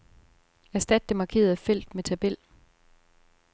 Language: Danish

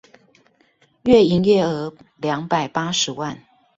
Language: Chinese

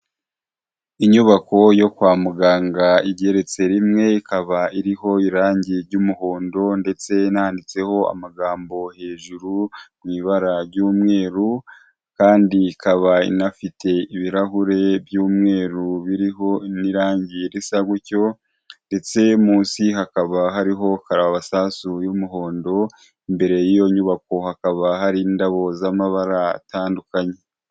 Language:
Kinyarwanda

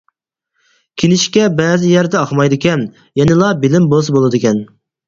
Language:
Uyghur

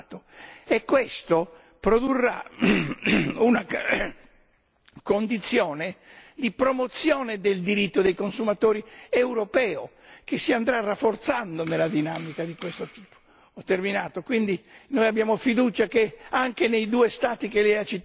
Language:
Italian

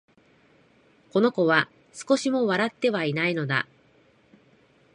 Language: Japanese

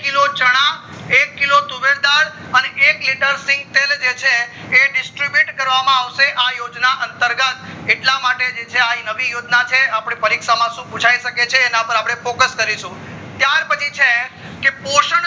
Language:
Gujarati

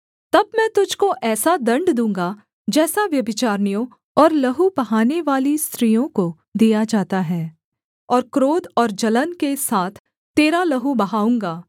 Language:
Hindi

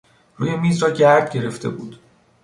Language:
Persian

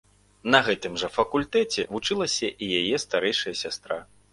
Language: Belarusian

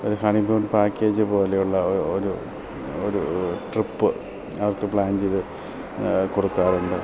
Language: Malayalam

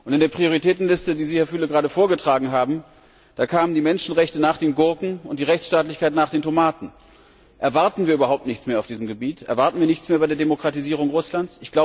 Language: German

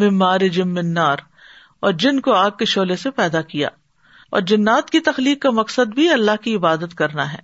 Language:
Urdu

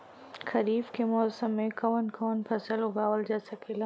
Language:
Bhojpuri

